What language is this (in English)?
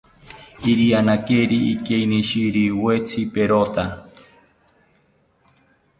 South Ucayali Ashéninka